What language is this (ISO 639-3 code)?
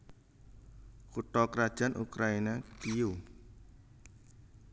jav